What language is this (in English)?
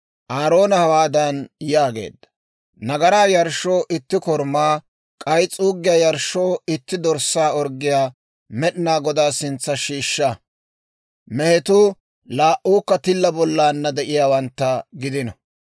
Dawro